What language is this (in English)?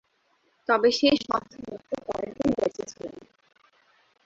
Bangla